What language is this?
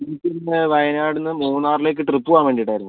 Malayalam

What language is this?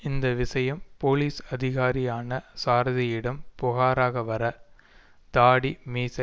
Tamil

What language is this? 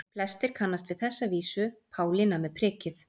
Icelandic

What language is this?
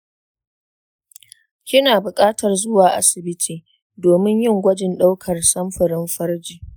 Hausa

